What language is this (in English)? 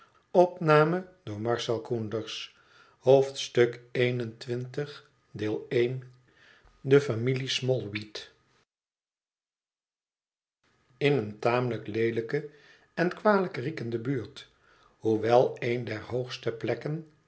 Dutch